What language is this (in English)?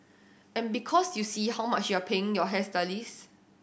English